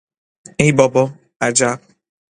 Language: Persian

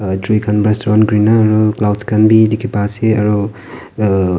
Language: Naga Pidgin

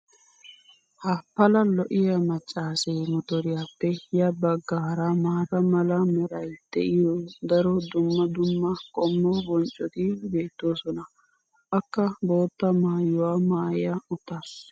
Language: Wolaytta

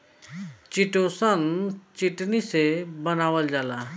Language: Bhojpuri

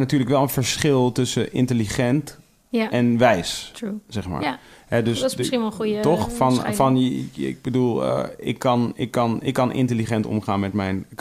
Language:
Dutch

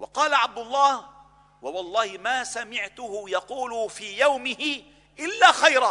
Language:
Arabic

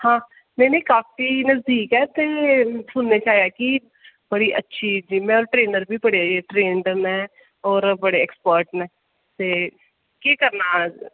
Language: Dogri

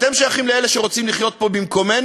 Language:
Hebrew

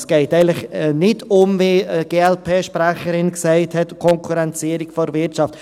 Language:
Swiss German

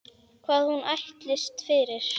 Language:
Icelandic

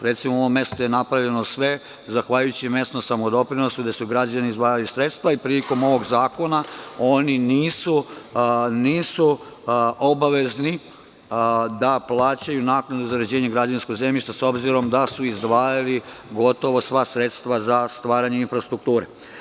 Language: Serbian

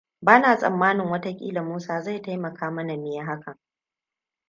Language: Hausa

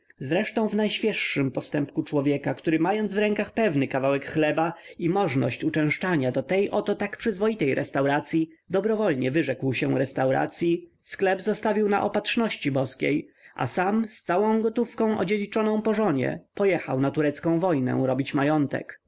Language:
Polish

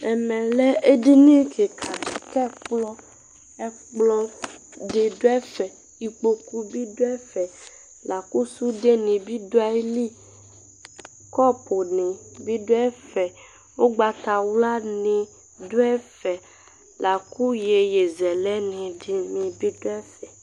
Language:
Ikposo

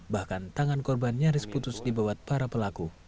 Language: Indonesian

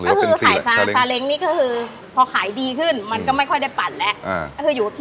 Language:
Thai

